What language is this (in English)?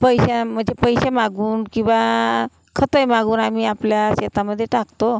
Marathi